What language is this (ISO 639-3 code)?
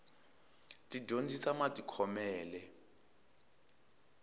tso